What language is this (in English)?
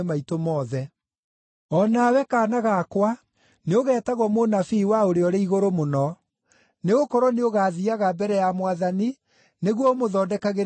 Kikuyu